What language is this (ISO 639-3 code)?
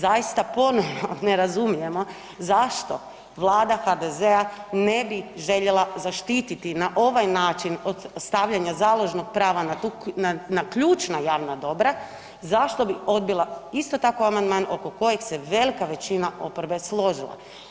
hrv